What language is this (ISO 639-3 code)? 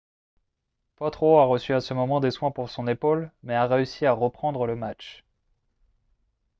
fra